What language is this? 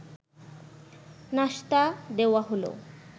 Bangla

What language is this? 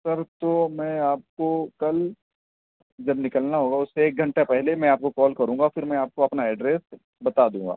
Urdu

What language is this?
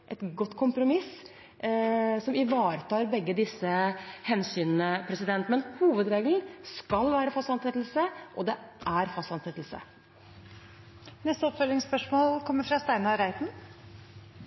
Norwegian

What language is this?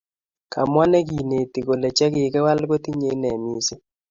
Kalenjin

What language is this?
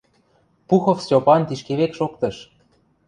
Western Mari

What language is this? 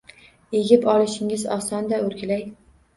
Uzbek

